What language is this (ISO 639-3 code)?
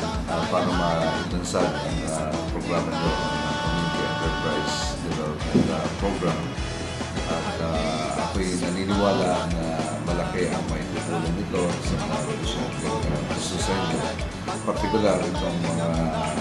fil